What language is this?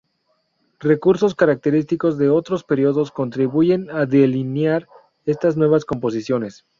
Spanish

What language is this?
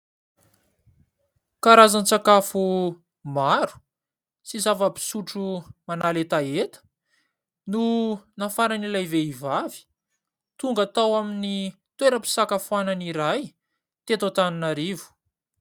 Malagasy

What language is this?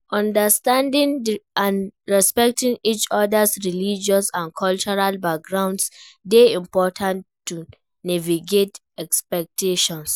Nigerian Pidgin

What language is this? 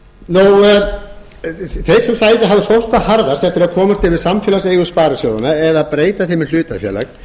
Icelandic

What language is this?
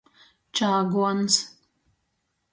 Latgalian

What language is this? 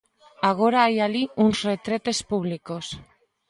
Galician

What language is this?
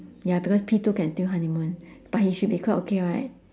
English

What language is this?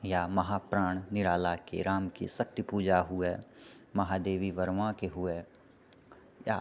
Maithili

